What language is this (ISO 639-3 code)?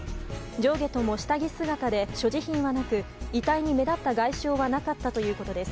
jpn